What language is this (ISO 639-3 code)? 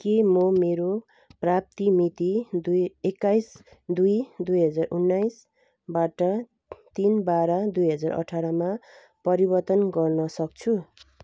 nep